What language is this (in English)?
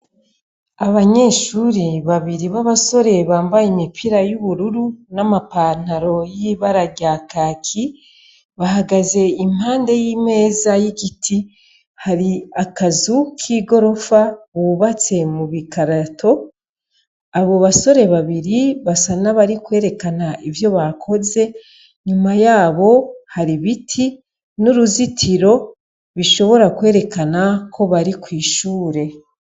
Rundi